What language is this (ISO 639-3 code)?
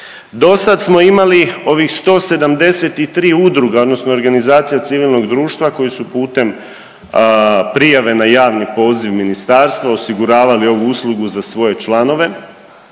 hrv